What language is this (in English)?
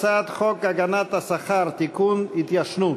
Hebrew